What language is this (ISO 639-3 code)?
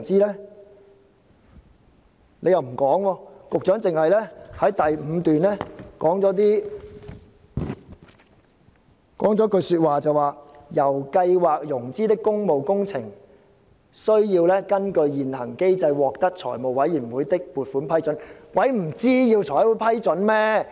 yue